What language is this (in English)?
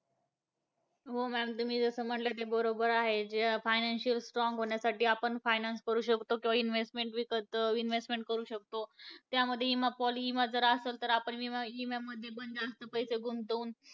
Marathi